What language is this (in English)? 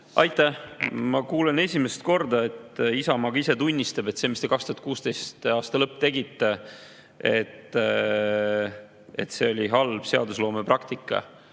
Estonian